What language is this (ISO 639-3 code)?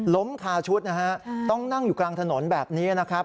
tha